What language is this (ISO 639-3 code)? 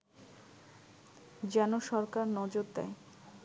ben